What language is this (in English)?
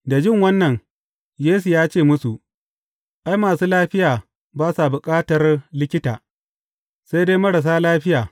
Hausa